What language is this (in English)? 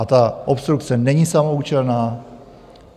Czech